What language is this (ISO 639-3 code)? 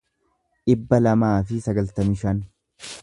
orm